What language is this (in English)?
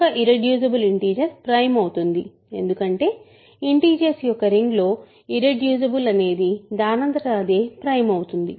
Telugu